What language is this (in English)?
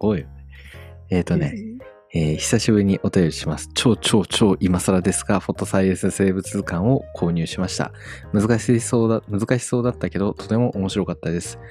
Japanese